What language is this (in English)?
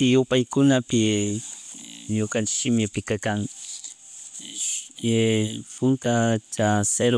Chimborazo Highland Quichua